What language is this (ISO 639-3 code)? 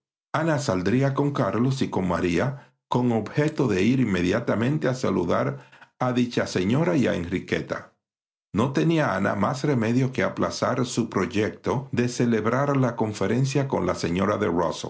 spa